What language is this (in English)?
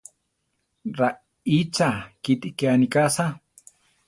Central Tarahumara